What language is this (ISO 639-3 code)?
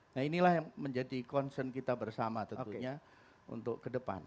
ind